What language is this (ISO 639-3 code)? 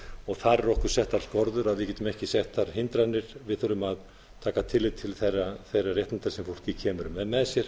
isl